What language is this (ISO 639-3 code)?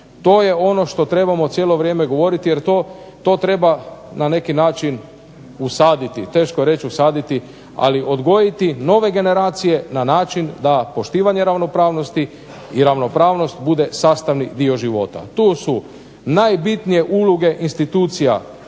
hrv